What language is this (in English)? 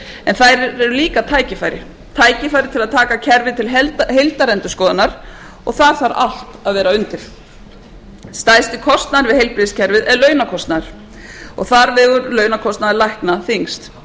Icelandic